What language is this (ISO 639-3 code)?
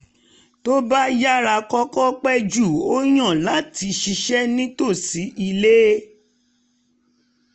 yor